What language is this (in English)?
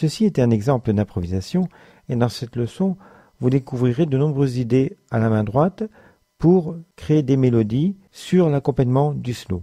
French